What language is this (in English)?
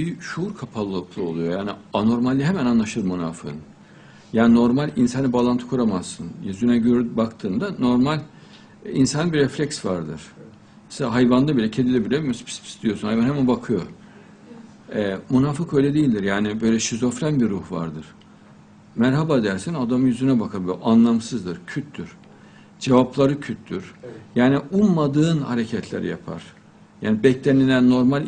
Turkish